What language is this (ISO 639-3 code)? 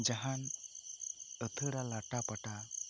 sat